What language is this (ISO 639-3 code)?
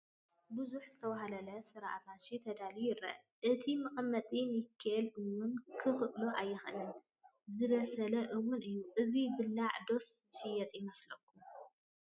tir